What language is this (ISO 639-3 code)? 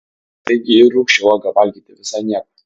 lit